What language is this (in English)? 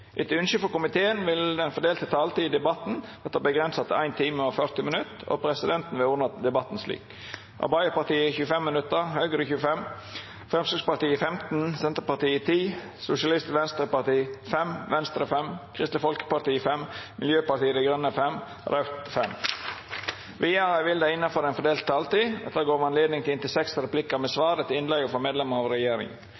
Norwegian Nynorsk